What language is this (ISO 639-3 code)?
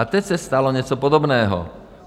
ces